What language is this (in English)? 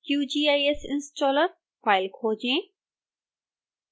Hindi